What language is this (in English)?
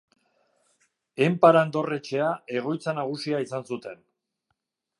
Basque